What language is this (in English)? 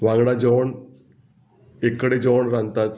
Konkani